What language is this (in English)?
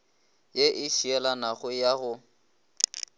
Northern Sotho